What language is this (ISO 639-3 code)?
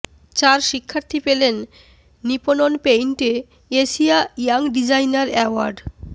ben